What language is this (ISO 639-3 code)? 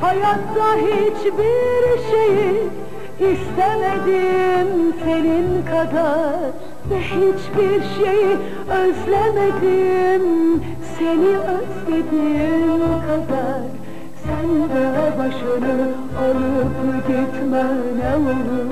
tur